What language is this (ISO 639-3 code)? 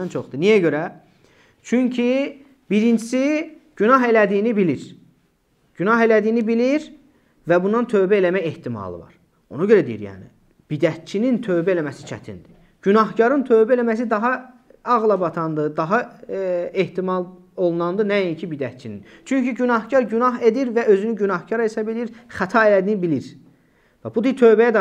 tur